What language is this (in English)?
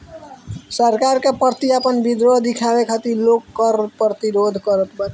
Bhojpuri